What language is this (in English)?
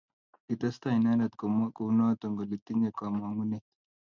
Kalenjin